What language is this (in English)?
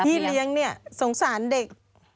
Thai